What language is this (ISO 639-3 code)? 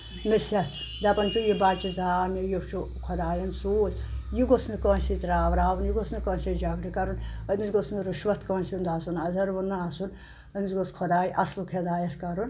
kas